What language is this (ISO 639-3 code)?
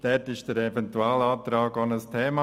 gsw